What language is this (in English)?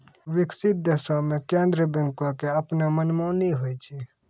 Maithili